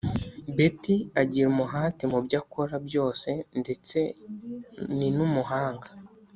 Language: Kinyarwanda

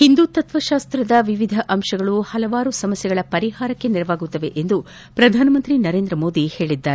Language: Kannada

